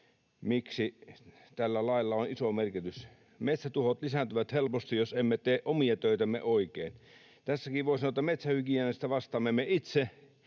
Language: Finnish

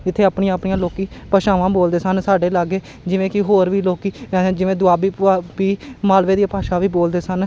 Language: Punjabi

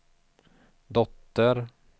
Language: Swedish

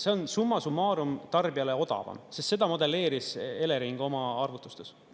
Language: Estonian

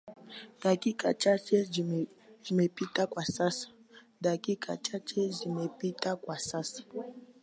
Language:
Swahili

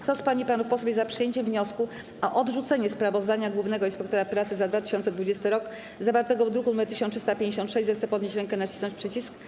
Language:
Polish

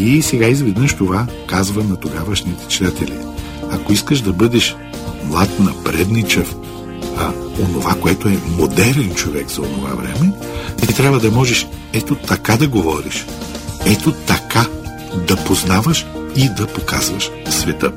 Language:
Bulgarian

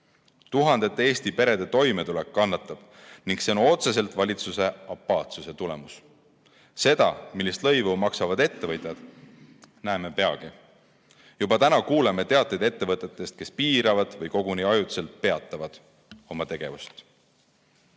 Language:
Estonian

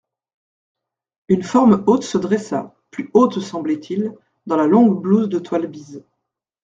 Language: French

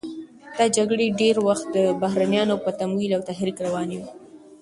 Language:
Pashto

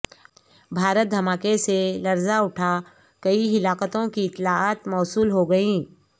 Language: Urdu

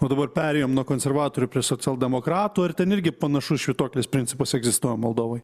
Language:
Lithuanian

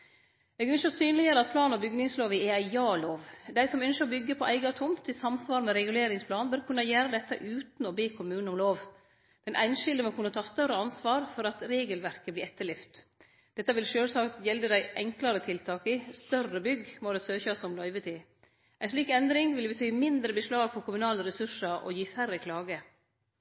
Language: Norwegian Nynorsk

